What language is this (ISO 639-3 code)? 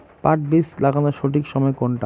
ben